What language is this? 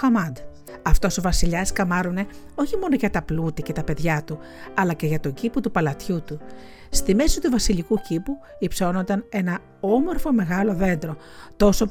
Greek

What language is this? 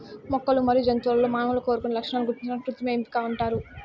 Telugu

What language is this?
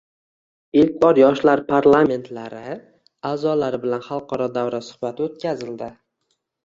Uzbek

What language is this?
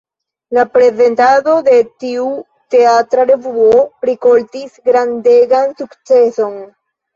Esperanto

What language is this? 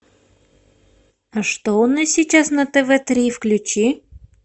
Russian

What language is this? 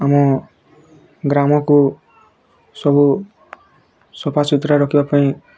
Odia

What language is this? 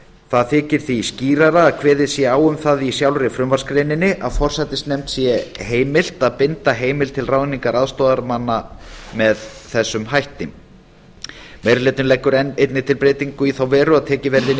Icelandic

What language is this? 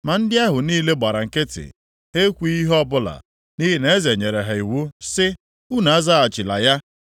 Igbo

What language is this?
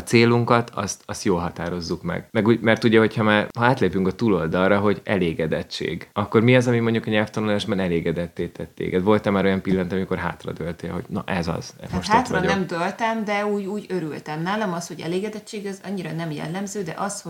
Hungarian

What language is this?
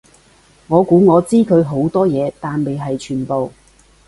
Cantonese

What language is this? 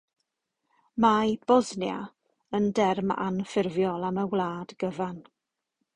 Welsh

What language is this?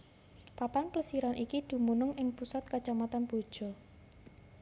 Javanese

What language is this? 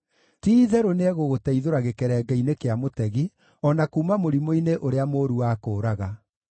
Kikuyu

